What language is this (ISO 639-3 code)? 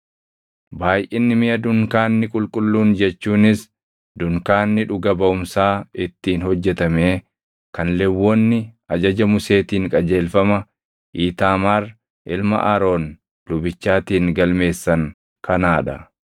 orm